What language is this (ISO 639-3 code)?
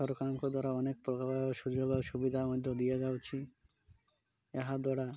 ori